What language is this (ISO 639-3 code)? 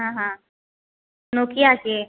mai